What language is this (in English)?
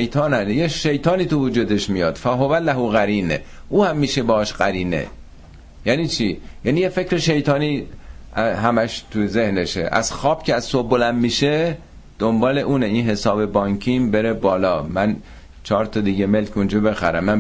Persian